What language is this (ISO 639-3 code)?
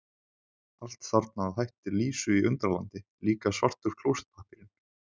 isl